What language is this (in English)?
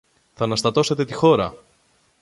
Greek